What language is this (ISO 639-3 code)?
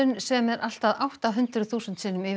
isl